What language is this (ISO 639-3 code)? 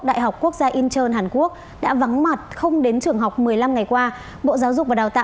vie